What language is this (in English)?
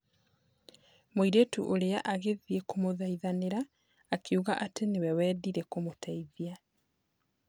Kikuyu